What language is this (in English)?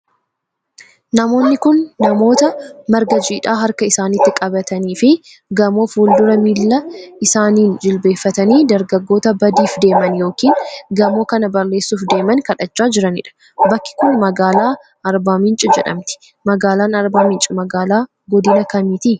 Oromo